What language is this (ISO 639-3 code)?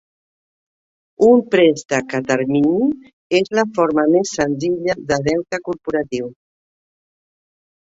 cat